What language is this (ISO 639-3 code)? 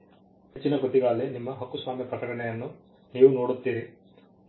kan